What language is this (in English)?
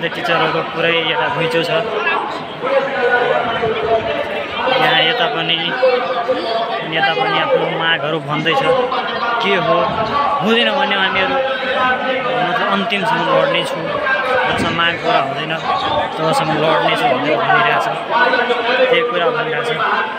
Arabic